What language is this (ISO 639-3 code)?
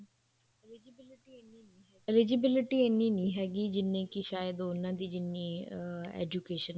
pan